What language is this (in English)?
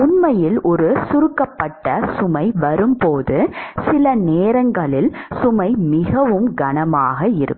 Tamil